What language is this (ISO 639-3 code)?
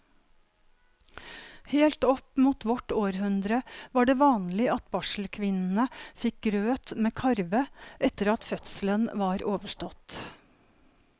nor